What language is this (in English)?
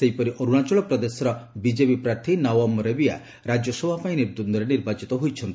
Odia